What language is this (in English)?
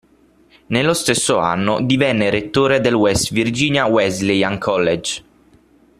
Italian